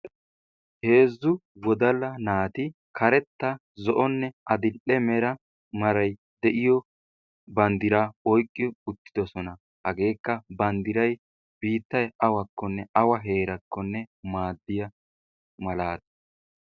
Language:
Wolaytta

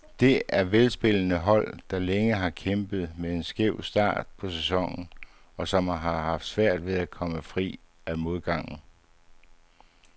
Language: Danish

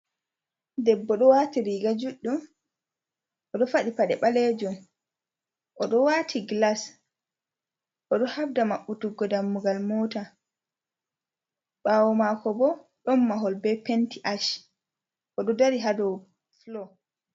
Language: Fula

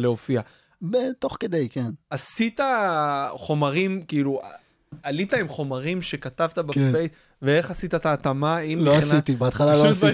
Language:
Hebrew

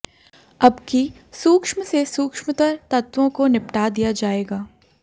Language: Hindi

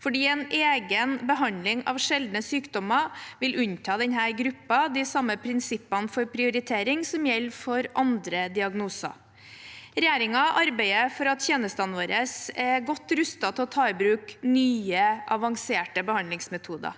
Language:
Norwegian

